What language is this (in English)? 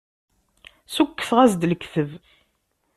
Kabyle